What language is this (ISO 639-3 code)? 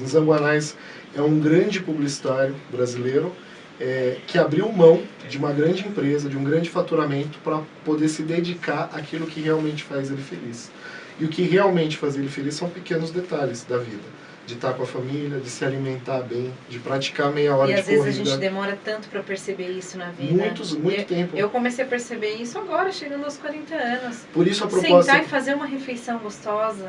por